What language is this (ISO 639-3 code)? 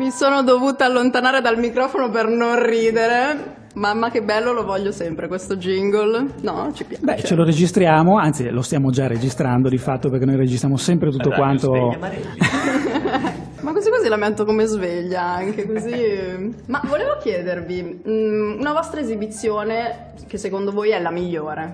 ita